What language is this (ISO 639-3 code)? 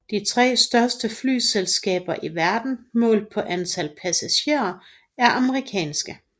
dan